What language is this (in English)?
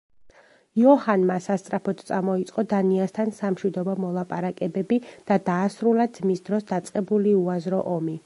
Georgian